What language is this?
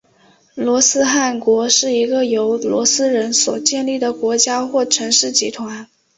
Chinese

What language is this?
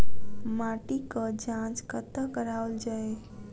Maithili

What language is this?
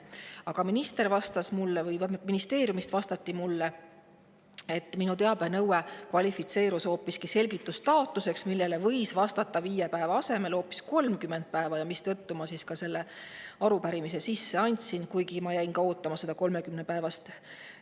Estonian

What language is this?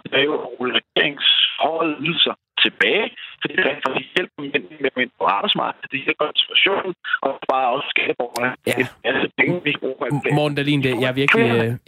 Danish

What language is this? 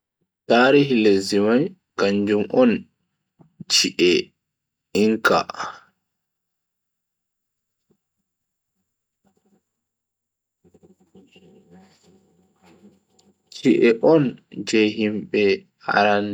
Bagirmi Fulfulde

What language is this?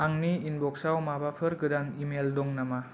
Bodo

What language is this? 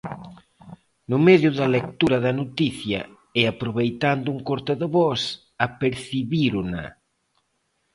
Galician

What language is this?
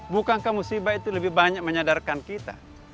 Indonesian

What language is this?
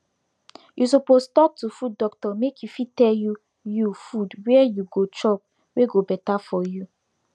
Nigerian Pidgin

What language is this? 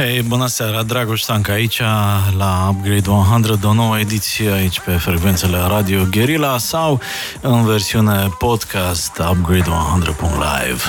Romanian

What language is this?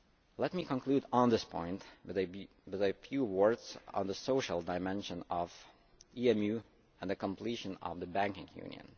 English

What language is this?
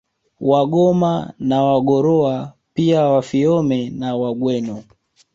Swahili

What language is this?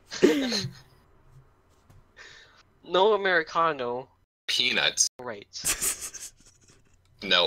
English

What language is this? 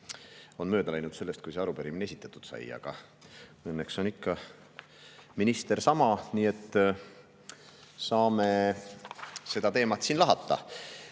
Estonian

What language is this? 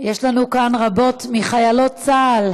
Hebrew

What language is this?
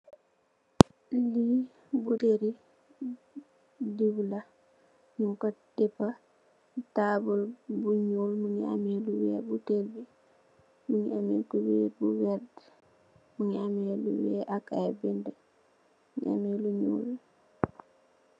Wolof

